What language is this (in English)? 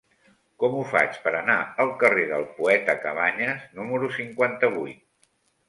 Catalan